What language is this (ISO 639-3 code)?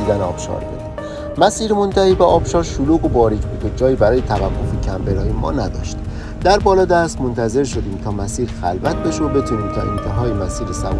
fas